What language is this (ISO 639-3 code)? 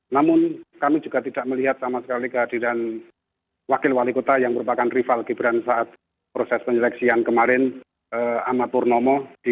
ind